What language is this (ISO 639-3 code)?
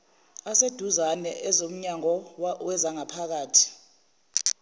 zul